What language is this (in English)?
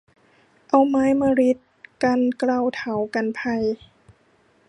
Thai